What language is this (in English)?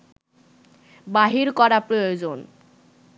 Bangla